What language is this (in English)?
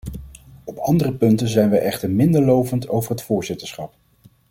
Dutch